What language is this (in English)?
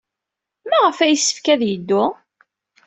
Kabyle